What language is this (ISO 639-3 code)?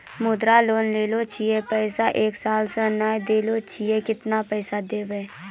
mai